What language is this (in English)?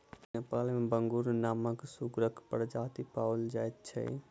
Maithili